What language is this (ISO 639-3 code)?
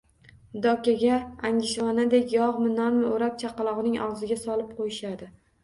uzb